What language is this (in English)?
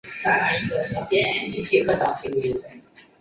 Chinese